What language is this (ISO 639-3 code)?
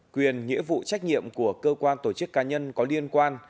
vie